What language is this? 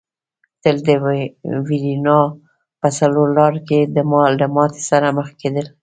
Pashto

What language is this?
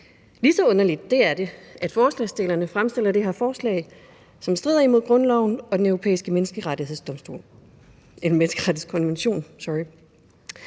Danish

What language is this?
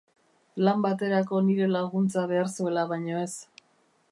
Basque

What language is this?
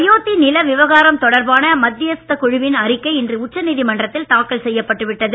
Tamil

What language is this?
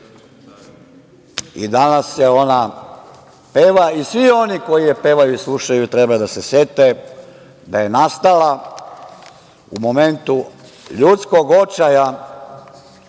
Serbian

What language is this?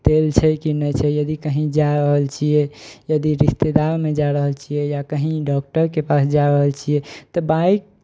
Maithili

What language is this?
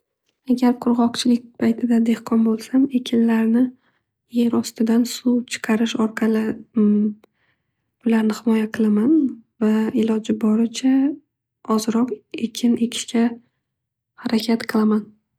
Uzbek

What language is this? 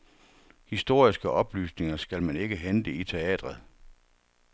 Danish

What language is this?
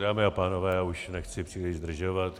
Czech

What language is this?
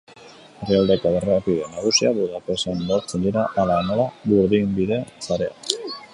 Basque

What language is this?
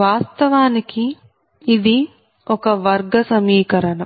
Telugu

